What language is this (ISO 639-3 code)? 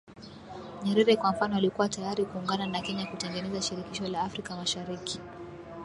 swa